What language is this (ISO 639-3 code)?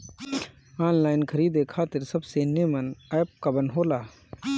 bho